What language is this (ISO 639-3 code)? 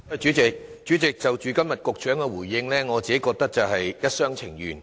yue